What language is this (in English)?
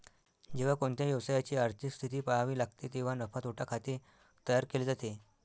Marathi